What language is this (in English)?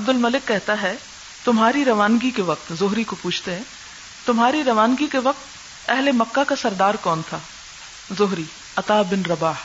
Urdu